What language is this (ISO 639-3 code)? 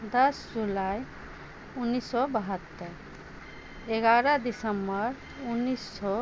mai